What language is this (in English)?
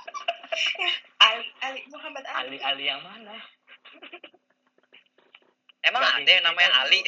Indonesian